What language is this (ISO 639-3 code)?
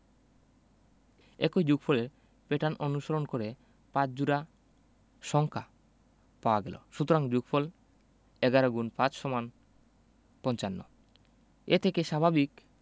ben